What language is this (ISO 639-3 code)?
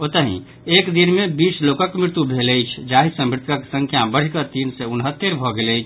mai